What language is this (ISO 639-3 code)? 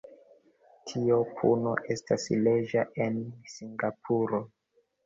epo